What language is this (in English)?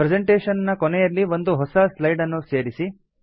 Kannada